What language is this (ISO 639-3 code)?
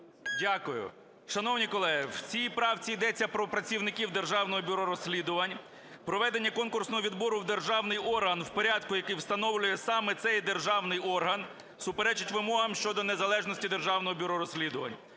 ukr